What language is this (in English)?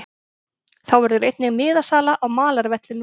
Icelandic